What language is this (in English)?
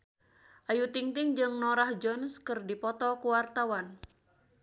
Sundanese